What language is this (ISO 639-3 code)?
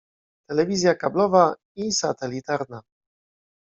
pol